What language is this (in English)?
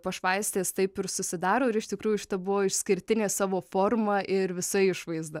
Lithuanian